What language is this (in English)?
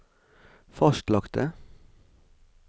Norwegian